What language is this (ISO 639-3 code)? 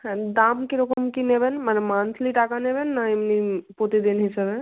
ben